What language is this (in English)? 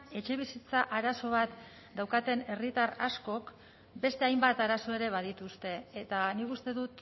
Basque